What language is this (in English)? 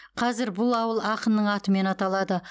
Kazakh